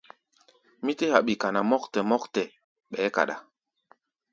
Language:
Gbaya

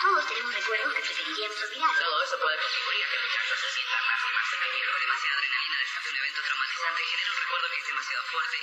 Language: Polish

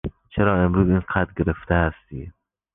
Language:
Persian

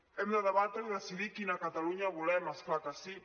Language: Catalan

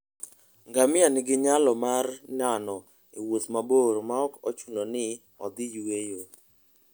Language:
Luo (Kenya and Tanzania)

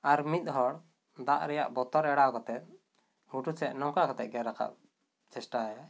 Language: Santali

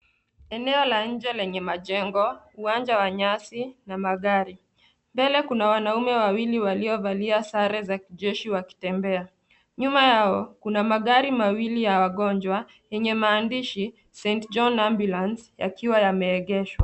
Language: Swahili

